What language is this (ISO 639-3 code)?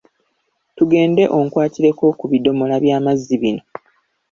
lug